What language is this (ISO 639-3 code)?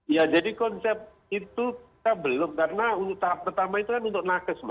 ind